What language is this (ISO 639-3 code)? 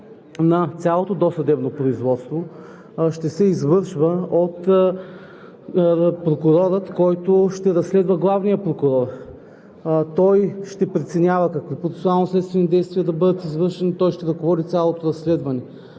bul